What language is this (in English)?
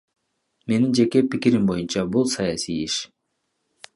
Kyrgyz